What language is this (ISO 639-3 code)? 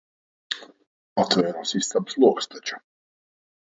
lav